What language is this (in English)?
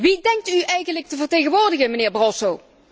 Dutch